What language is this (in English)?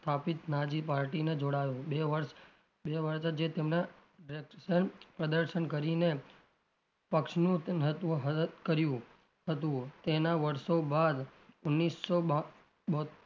Gujarati